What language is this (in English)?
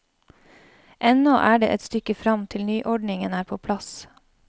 Norwegian